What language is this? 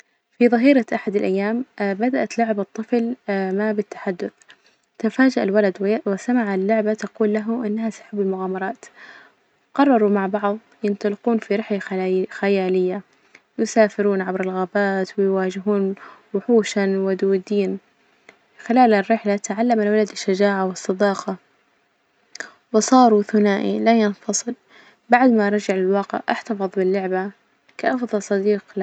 Najdi Arabic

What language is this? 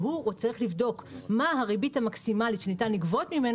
Hebrew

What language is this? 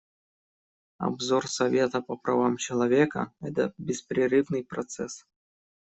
Russian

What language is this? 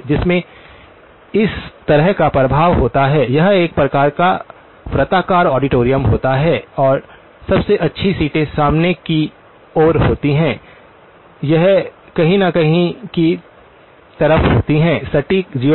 Hindi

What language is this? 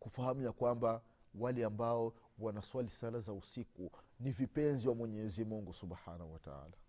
Swahili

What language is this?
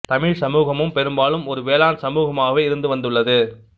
Tamil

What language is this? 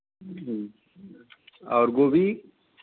Hindi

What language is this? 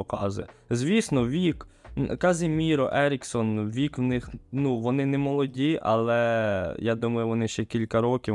Ukrainian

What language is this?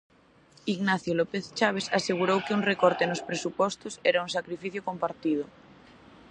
Galician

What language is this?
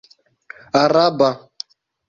Esperanto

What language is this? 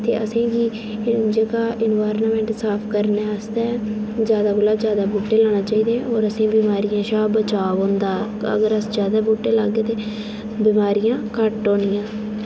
Dogri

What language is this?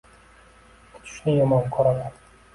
Uzbek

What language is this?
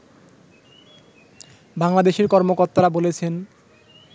Bangla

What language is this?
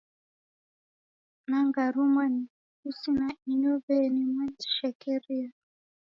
Taita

